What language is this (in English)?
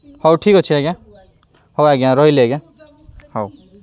Odia